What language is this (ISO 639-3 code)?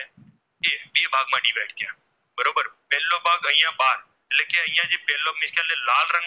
guj